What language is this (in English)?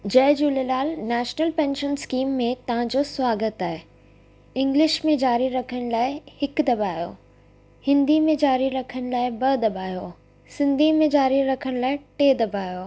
Sindhi